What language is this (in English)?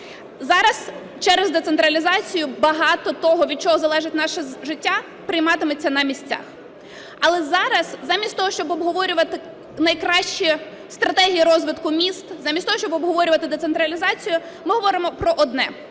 Ukrainian